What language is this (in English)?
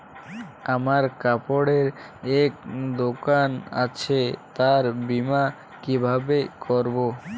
Bangla